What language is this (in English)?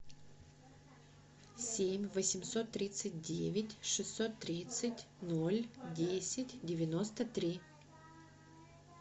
Russian